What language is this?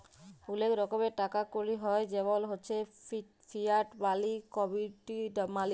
Bangla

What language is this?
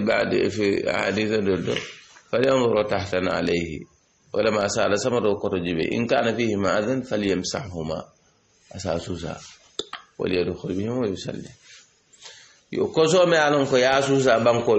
Arabic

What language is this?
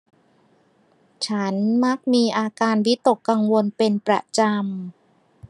Thai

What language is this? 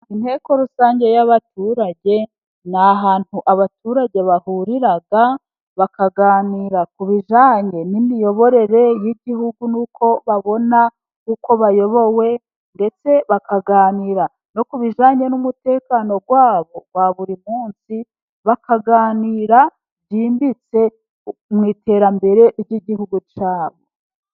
Kinyarwanda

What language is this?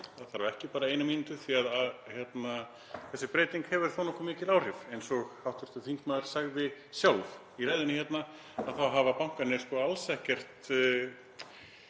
Icelandic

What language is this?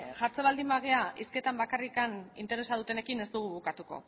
Basque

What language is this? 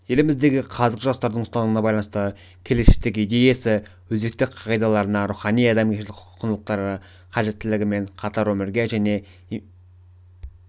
Kazakh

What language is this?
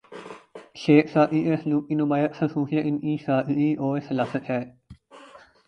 Urdu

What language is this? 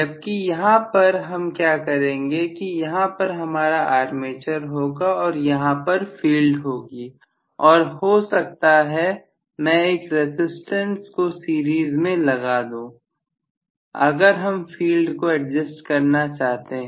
Hindi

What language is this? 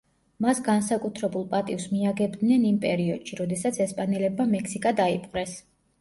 Georgian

